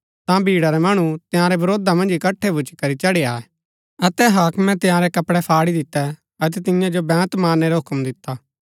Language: Gaddi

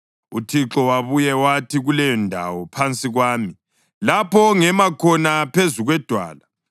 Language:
North Ndebele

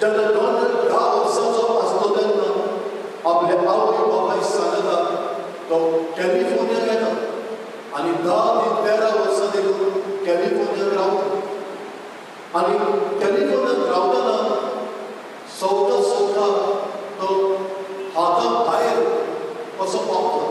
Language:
Marathi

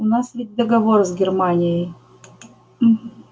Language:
Russian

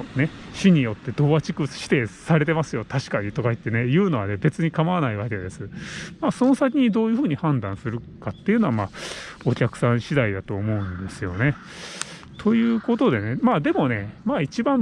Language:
Japanese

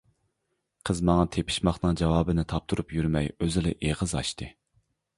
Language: Uyghur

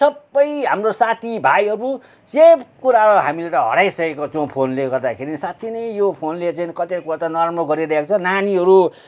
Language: Nepali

